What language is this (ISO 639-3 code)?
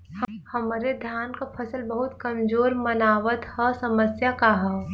bho